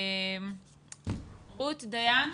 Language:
Hebrew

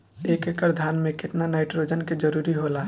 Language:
Bhojpuri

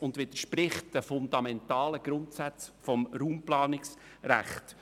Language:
Swiss German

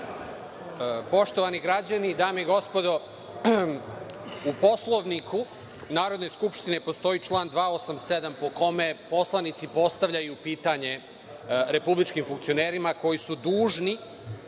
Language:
Serbian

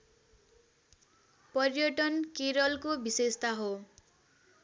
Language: Nepali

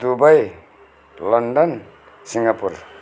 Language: Nepali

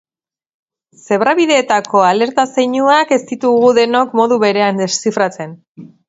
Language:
Basque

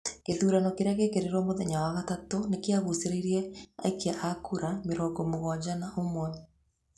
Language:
Kikuyu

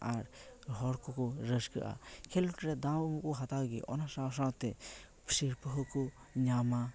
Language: Santali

